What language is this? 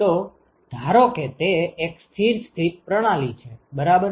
Gujarati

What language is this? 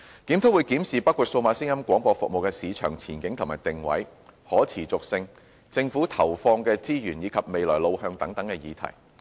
Cantonese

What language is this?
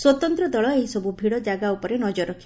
Odia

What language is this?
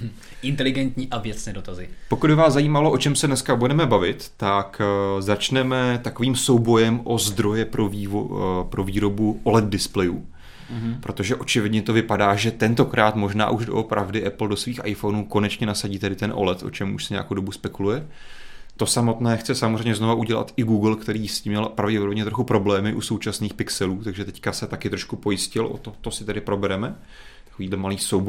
Czech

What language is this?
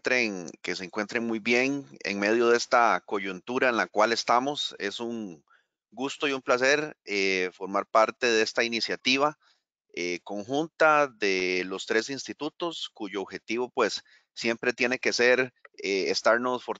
Spanish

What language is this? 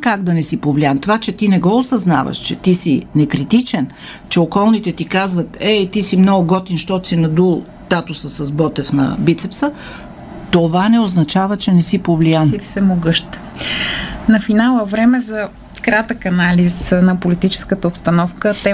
Bulgarian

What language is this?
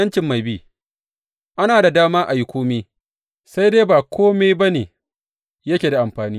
Hausa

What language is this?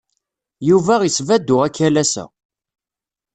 Kabyle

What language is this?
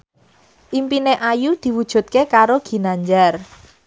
Javanese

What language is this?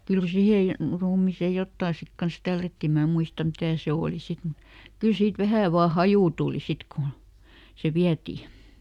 Finnish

